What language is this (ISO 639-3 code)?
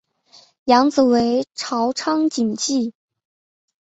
zho